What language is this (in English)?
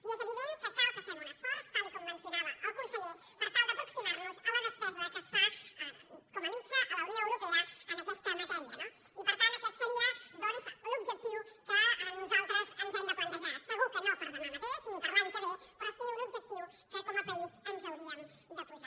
Catalan